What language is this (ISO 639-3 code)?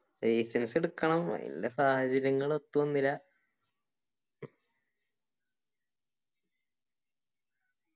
mal